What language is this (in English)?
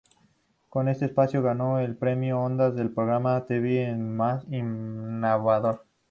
Spanish